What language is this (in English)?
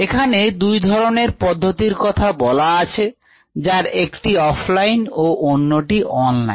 Bangla